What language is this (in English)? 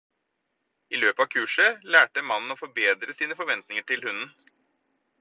Norwegian Bokmål